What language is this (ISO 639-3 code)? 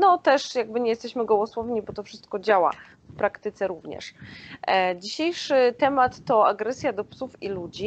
pol